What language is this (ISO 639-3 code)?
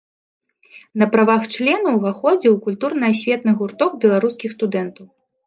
bel